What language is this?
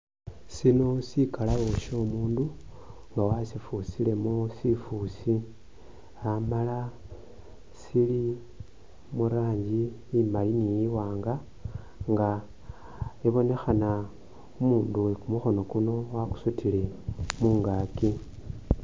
Masaaba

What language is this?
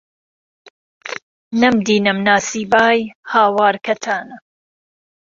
Central Kurdish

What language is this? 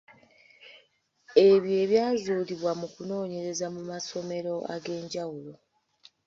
Ganda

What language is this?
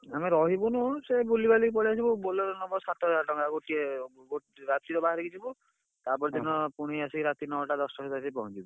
Odia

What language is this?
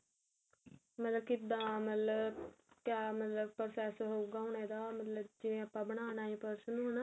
Punjabi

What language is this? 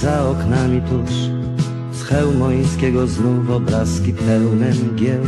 Polish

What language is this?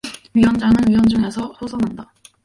Korean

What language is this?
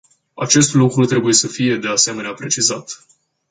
Romanian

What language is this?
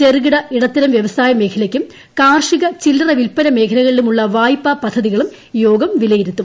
Malayalam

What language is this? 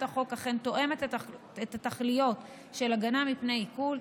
Hebrew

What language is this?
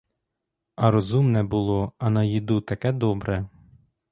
Ukrainian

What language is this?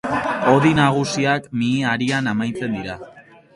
Basque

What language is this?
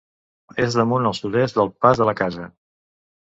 Catalan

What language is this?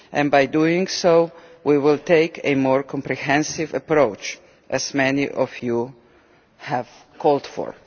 English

